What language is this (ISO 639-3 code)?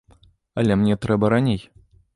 bel